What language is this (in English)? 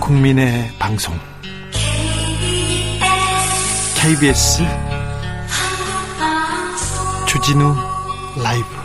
Korean